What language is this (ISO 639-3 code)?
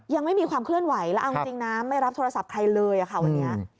tha